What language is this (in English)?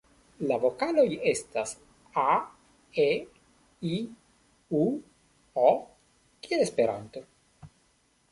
Esperanto